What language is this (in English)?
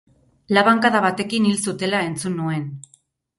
Basque